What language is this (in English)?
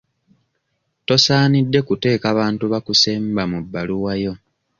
Ganda